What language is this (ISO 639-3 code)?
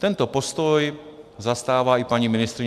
ces